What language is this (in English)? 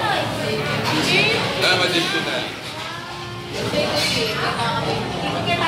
Filipino